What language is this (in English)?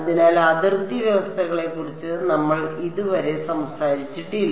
Malayalam